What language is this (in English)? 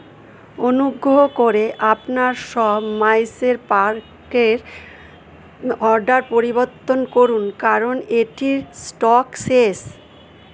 Bangla